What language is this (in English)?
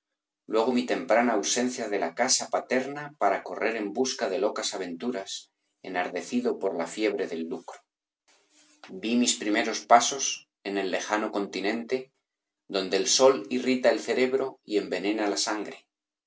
Spanish